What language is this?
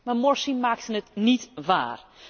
Dutch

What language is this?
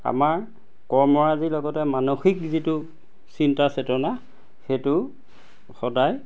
Assamese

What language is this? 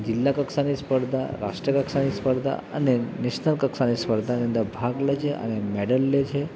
Gujarati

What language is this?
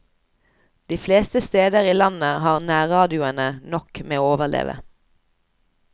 Norwegian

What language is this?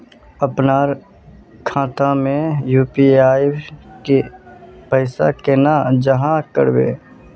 Magahi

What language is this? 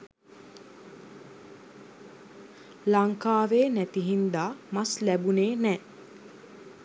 Sinhala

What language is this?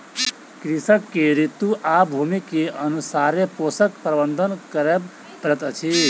Maithili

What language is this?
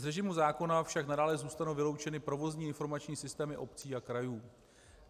Czech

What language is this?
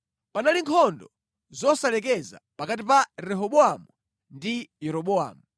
Nyanja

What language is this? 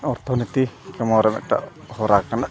Santali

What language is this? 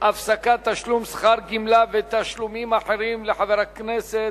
Hebrew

